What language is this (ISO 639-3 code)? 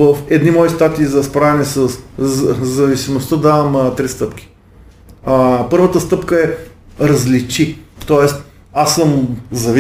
bul